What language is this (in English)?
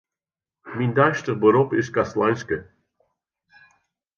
Western Frisian